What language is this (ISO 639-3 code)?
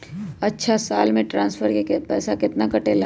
mag